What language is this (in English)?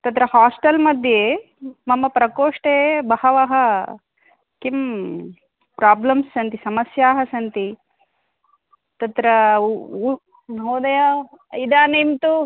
Sanskrit